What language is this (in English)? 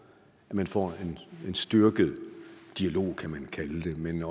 Danish